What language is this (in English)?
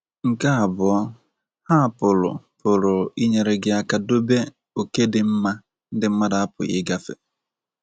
Igbo